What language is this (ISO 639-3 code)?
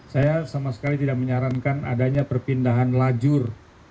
ind